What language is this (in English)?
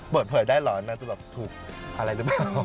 Thai